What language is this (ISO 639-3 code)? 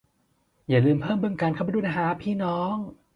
tha